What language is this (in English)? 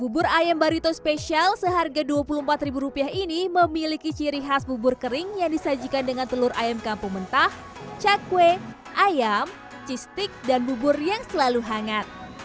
Indonesian